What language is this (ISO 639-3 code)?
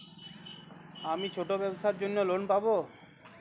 ben